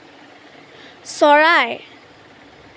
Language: Assamese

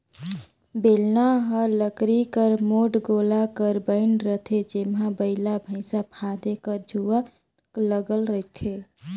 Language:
Chhattisgarhi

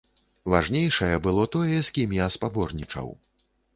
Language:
Belarusian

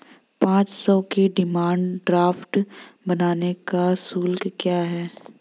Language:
Hindi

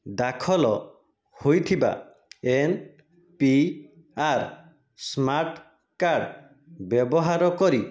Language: Odia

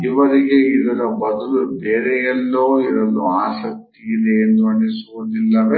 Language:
Kannada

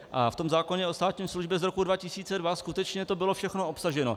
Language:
Czech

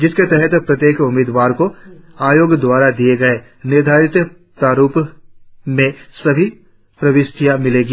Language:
Hindi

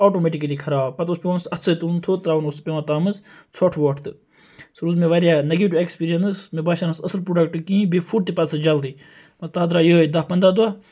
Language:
Kashmiri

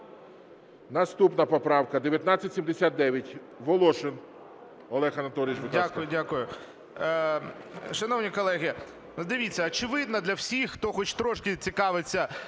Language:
Ukrainian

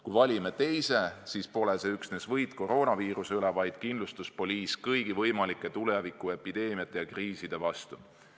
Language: Estonian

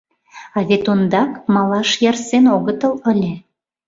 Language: Mari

